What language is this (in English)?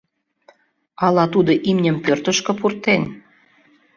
Mari